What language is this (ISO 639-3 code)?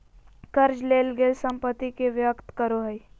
mag